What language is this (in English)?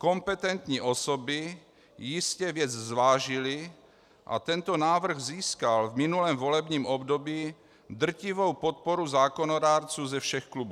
Czech